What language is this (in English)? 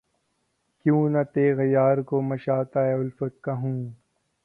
Urdu